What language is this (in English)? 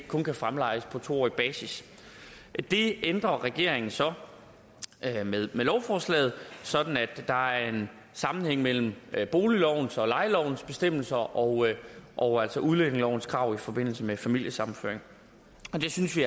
Danish